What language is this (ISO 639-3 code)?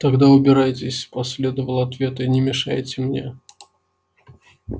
rus